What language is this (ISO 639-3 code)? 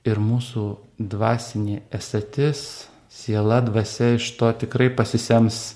lit